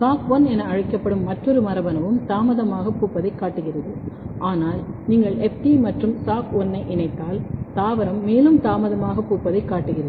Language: Tamil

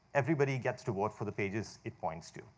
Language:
English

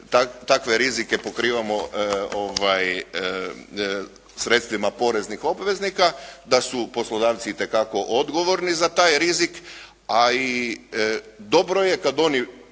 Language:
Croatian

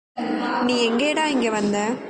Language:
Tamil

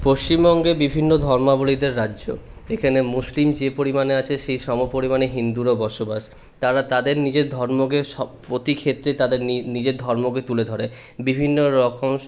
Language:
Bangla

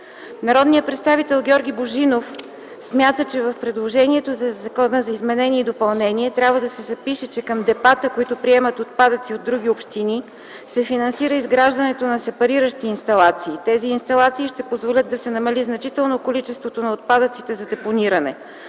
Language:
Bulgarian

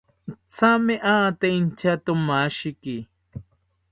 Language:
South Ucayali Ashéninka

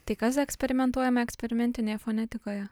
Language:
Lithuanian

